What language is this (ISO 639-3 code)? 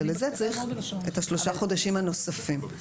heb